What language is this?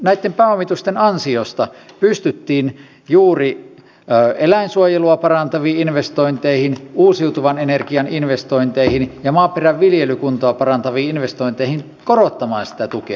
Finnish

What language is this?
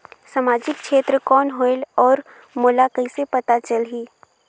Chhattisgarhi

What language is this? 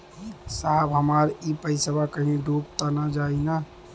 Bhojpuri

